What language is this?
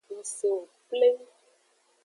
Aja (Benin)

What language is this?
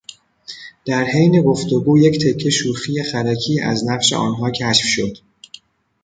Persian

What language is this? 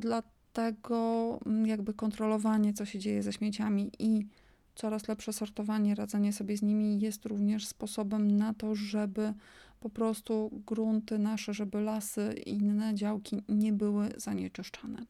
Polish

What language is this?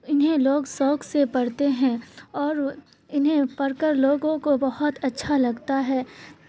Urdu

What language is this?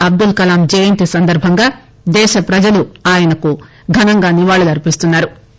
Telugu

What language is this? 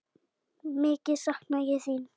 Icelandic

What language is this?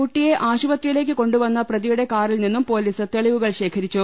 Malayalam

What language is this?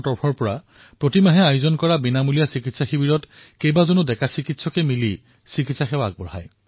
Assamese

